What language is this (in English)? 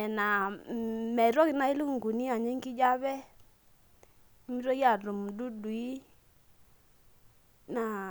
Masai